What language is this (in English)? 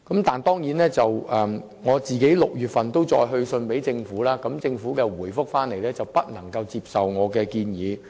Cantonese